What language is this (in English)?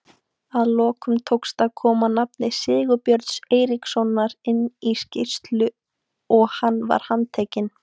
Icelandic